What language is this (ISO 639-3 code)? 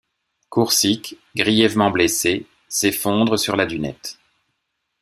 fra